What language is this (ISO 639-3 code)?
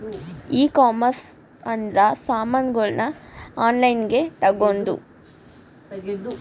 kan